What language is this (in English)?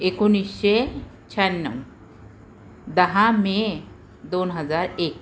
Marathi